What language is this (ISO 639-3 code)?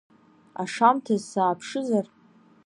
abk